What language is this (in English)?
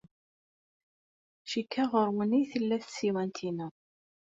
Kabyle